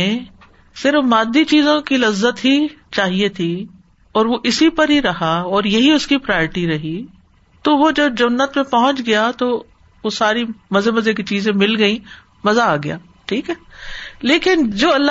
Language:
Urdu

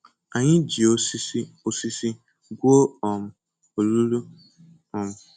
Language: Igbo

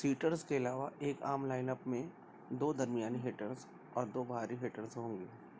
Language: Urdu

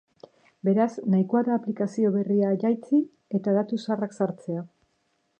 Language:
Basque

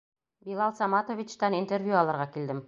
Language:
Bashkir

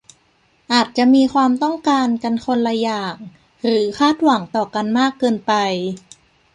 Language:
Thai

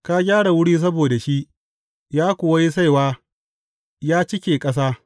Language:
Hausa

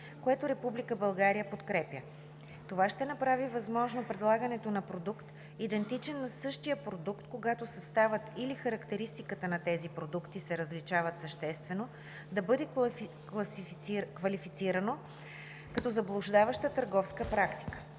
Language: Bulgarian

